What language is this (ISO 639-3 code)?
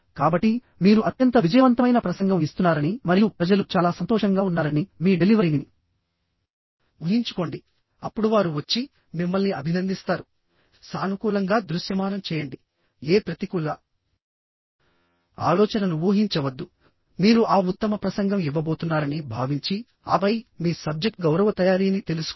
tel